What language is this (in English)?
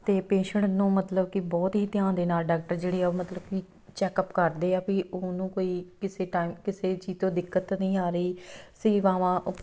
Punjabi